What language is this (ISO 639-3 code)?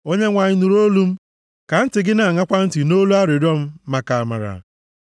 ibo